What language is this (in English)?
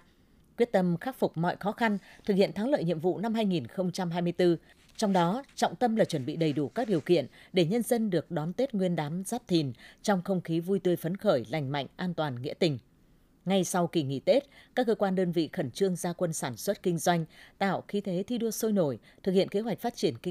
Vietnamese